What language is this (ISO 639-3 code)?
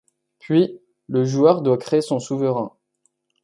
fra